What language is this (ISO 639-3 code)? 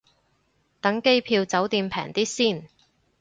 yue